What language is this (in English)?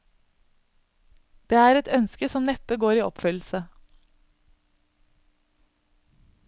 Norwegian